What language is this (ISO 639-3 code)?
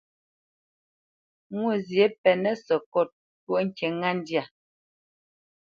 bce